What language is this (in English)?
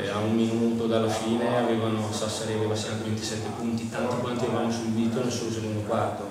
Italian